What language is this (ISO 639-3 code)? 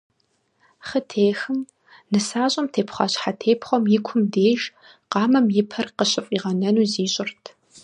kbd